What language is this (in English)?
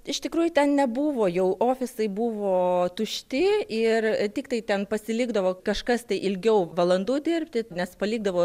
Lithuanian